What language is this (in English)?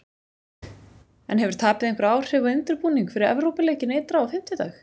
Icelandic